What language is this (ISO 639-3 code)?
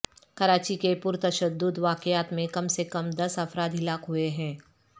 urd